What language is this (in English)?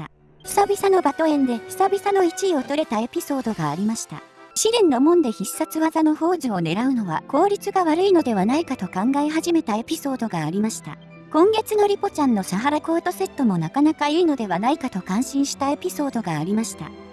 Japanese